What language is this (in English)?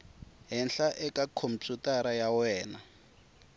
Tsonga